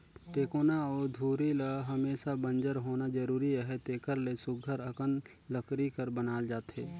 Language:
Chhattisgarhi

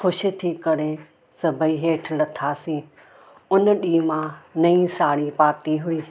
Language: Sindhi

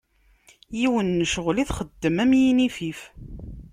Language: Kabyle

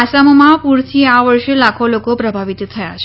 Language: Gujarati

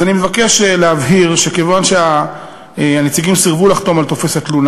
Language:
Hebrew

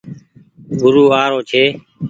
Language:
Goaria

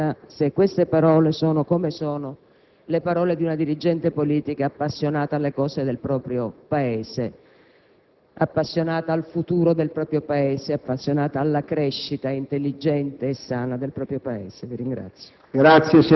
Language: Italian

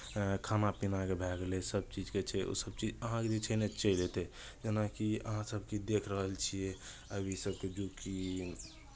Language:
Maithili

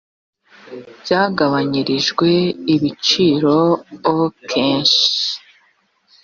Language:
Kinyarwanda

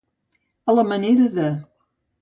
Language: Catalan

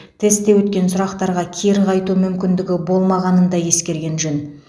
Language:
Kazakh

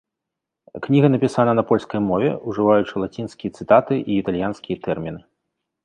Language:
Belarusian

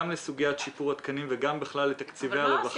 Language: Hebrew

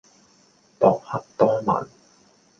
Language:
Cantonese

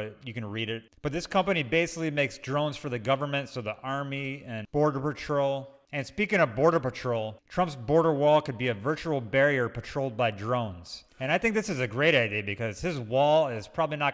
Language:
English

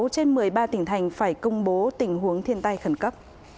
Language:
Vietnamese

